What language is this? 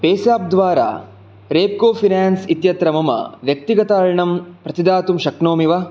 Sanskrit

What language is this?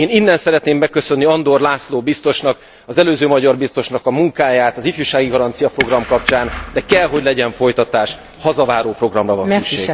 Hungarian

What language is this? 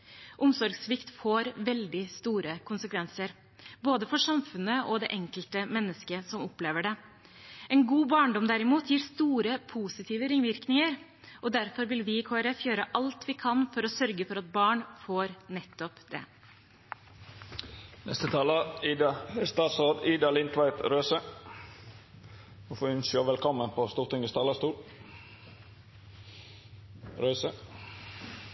Norwegian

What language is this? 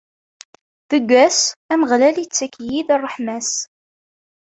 Kabyle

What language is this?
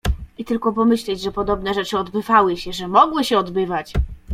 Polish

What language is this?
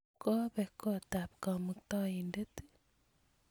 Kalenjin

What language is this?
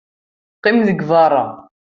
Kabyle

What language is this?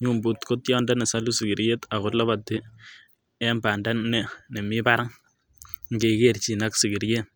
Kalenjin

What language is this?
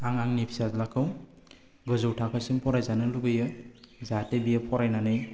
Bodo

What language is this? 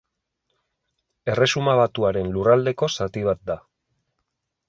Basque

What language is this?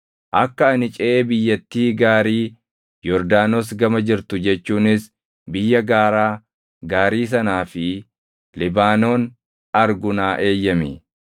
Oromo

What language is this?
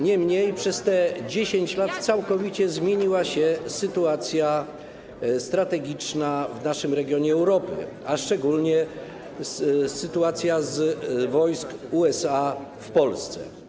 Polish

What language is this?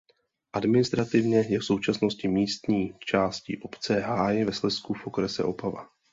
Czech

